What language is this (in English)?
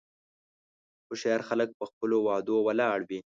Pashto